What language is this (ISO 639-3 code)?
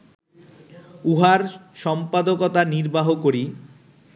ben